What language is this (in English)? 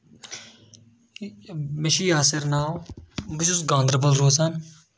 Kashmiri